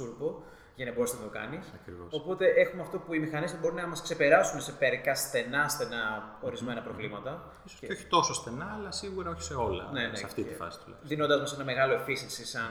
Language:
Greek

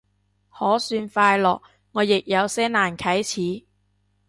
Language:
Cantonese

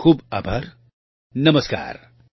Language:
Gujarati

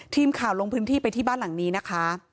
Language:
Thai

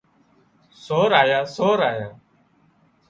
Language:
Wadiyara Koli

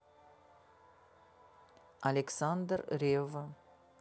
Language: Russian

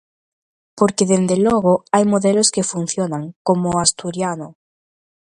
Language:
Galician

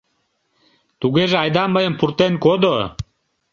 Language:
Mari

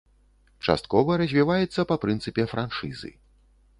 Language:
Belarusian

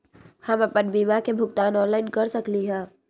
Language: Magahi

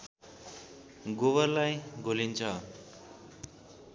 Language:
Nepali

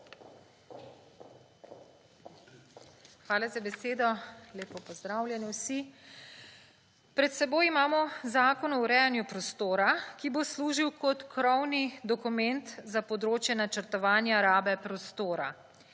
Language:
Slovenian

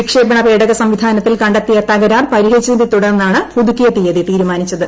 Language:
Malayalam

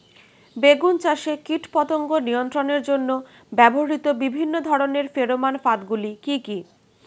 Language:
Bangla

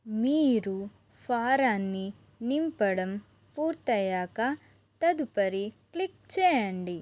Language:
Telugu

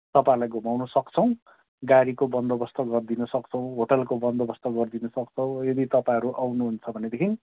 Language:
Nepali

